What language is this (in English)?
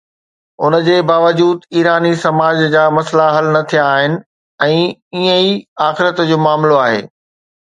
Sindhi